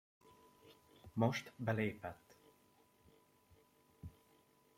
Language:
Hungarian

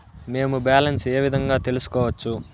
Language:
Telugu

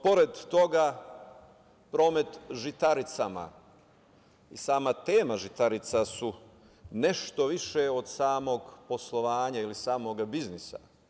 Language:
Serbian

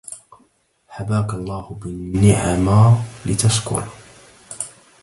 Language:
Arabic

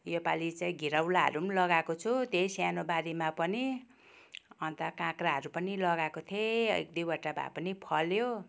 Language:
Nepali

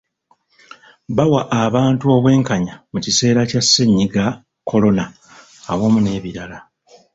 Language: Ganda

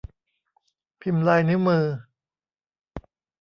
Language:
Thai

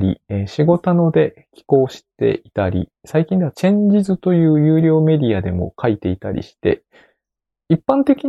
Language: Japanese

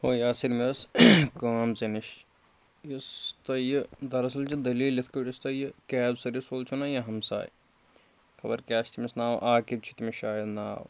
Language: Kashmiri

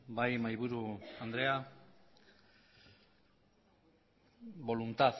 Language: Basque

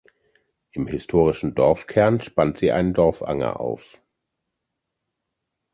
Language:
German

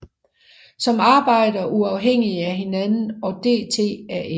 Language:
Danish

